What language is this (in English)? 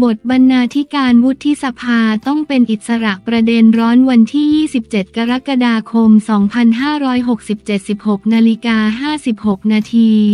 Thai